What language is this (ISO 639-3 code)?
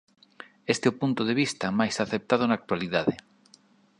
glg